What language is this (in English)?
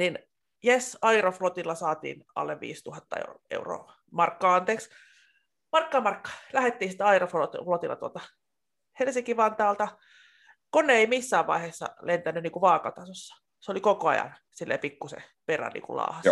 Finnish